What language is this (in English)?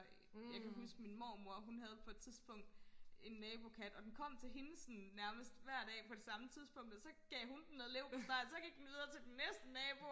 Danish